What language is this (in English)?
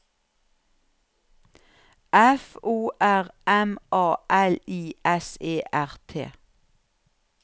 Norwegian